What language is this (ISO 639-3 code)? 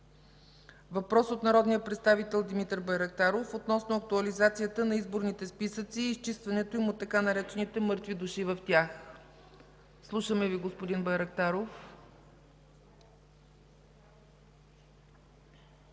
bul